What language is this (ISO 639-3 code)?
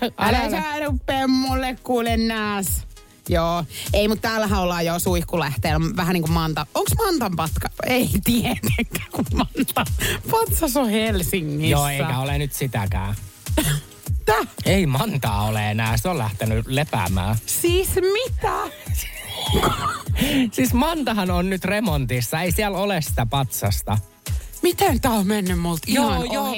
fin